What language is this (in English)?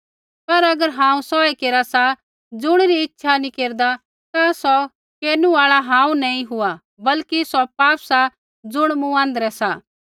Kullu Pahari